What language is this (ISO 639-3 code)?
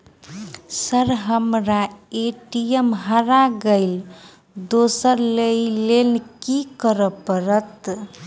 mai